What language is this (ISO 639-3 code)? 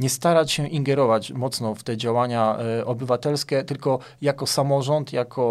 pol